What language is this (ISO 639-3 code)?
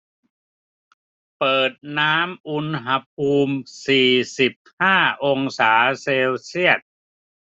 tha